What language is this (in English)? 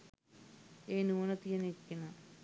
Sinhala